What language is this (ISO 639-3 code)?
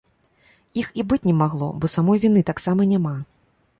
bel